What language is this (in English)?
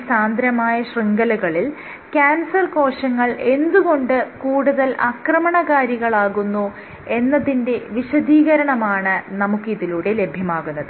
Malayalam